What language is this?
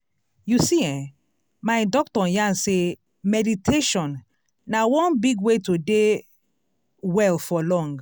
Nigerian Pidgin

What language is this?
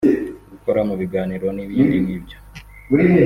Kinyarwanda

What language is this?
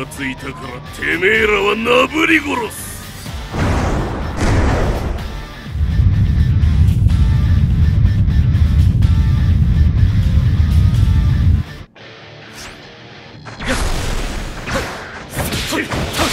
Japanese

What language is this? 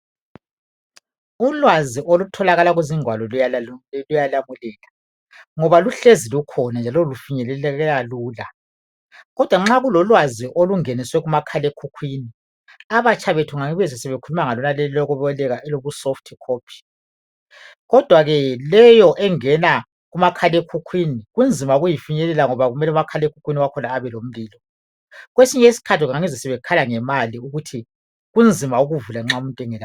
North Ndebele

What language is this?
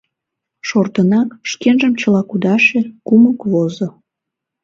Mari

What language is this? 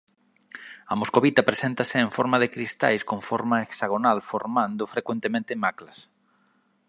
Galician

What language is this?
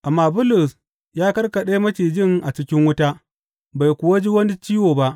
Hausa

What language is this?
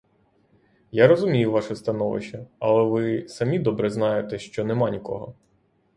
Ukrainian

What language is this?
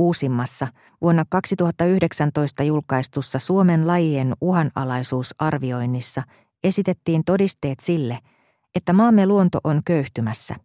Finnish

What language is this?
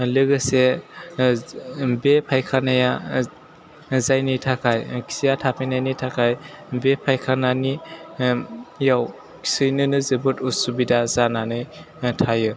Bodo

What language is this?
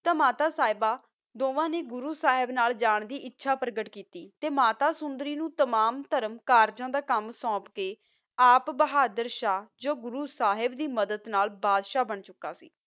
Punjabi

